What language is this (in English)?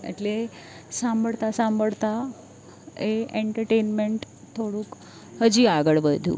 Gujarati